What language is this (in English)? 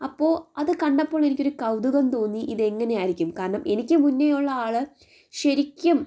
Malayalam